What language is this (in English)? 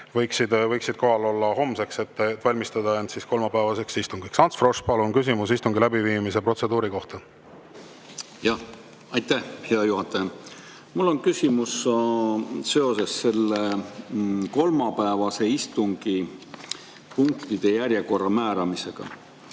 Estonian